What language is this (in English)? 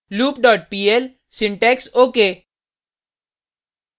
Hindi